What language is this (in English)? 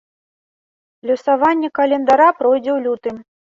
Belarusian